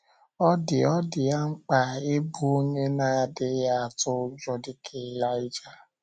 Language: Igbo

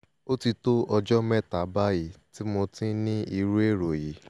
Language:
Yoruba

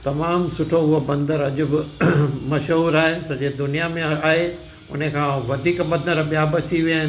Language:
Sindhi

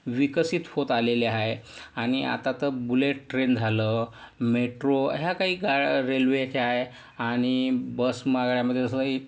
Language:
Marathi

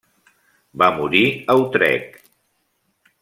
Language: Catalan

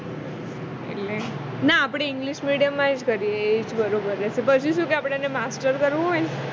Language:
Gujarati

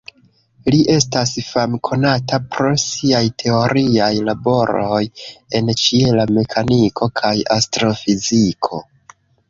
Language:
Esperanto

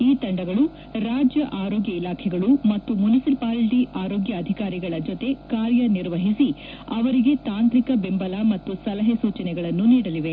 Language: Kannada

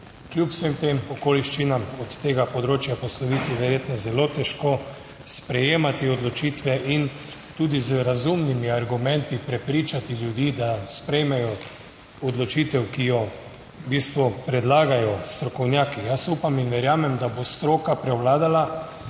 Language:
Slovenian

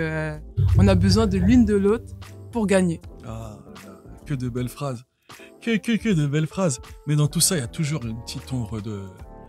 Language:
French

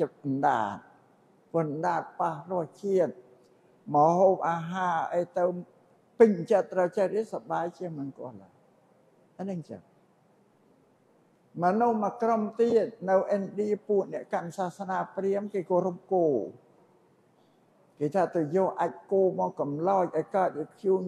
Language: Thai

